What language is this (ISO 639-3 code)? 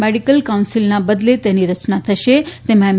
guj